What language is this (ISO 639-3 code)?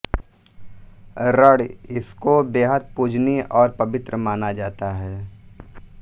hin